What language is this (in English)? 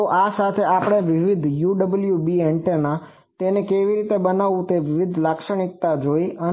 Gujarati